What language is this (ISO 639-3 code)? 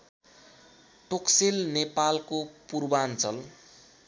nep